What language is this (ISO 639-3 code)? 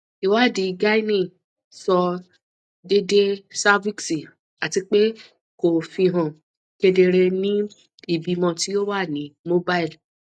yor